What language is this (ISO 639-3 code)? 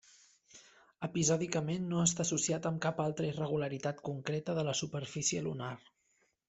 cat